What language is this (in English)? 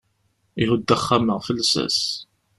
Kabyle